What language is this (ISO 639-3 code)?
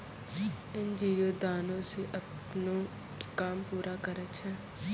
mai